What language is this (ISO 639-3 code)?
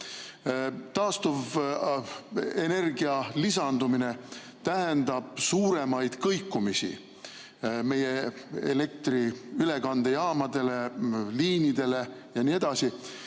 est